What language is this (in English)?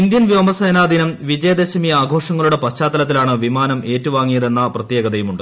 Malayalam